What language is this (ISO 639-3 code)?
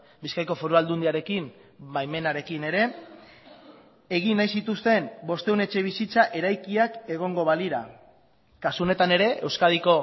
eus